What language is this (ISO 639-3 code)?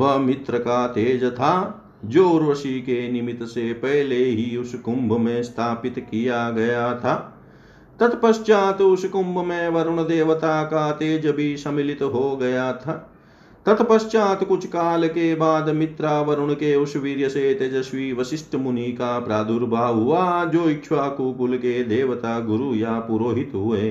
hin